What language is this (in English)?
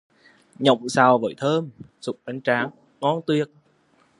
Vietnamese